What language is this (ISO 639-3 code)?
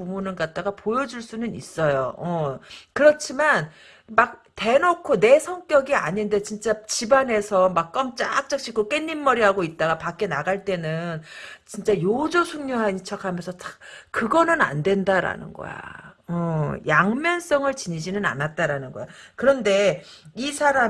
kor